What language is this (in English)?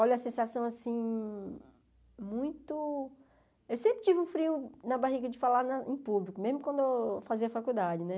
Portuguese